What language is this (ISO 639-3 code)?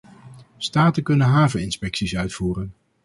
nld